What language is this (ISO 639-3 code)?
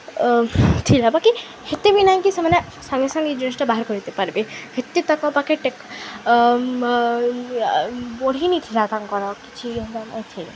ori